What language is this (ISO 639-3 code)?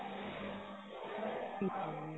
pan